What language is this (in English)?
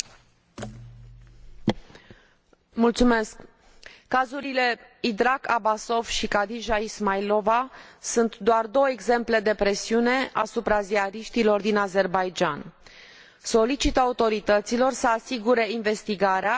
Romanian